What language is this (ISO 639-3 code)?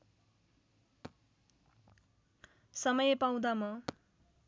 nep